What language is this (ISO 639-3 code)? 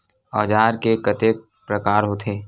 hne